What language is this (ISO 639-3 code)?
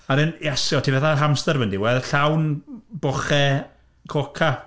cym